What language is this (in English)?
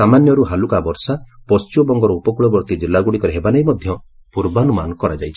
Odia